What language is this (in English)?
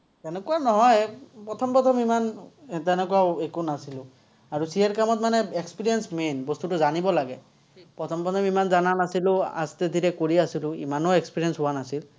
Assamese